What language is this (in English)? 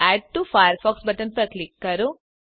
Gujarati